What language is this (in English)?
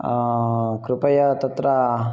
Sanskrit